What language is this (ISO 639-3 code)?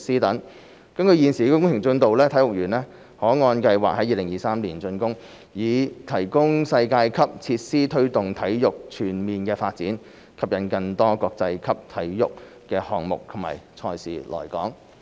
yue